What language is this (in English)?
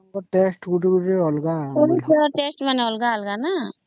Odia